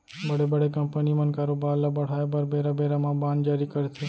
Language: Chhattisgarhi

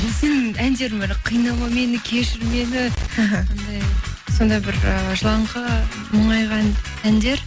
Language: Kazakh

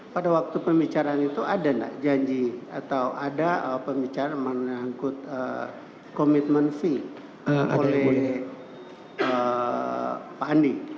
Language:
Indonesian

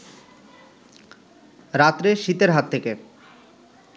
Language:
Bangla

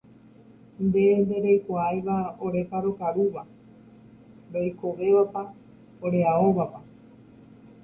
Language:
Guarani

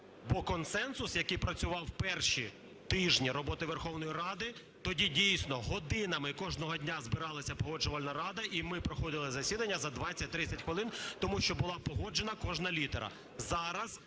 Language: Ukrainian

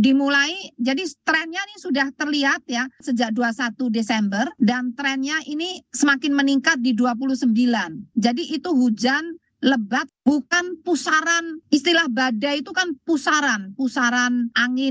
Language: Indonesian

